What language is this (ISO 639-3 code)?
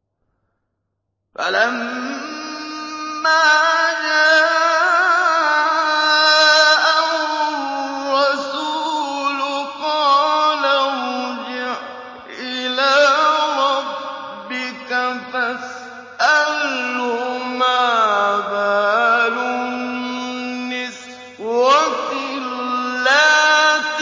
ara